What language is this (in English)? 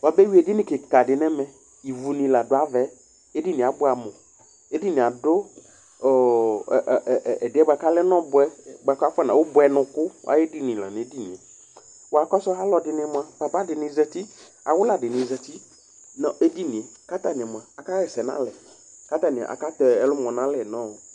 Ikposo